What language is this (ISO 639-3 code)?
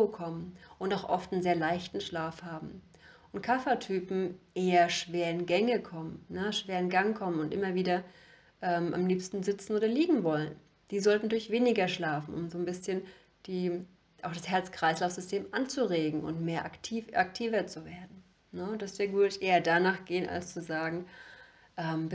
deu